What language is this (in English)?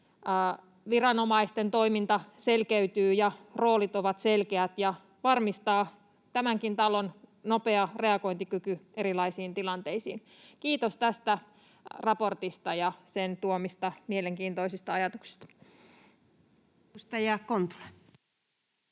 Finnish